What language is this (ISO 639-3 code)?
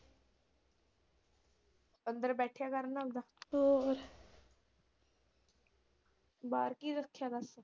pan